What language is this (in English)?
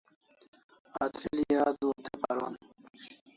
Kalasha